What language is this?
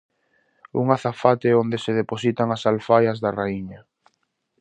Galician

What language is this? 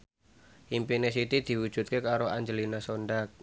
Javanese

